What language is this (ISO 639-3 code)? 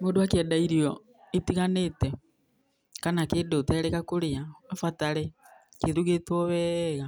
kik